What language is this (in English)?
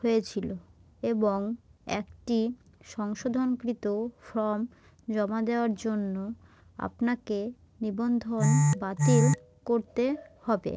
Bangla